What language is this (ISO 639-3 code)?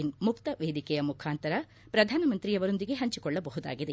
kan